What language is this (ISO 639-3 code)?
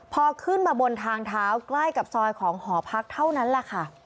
tha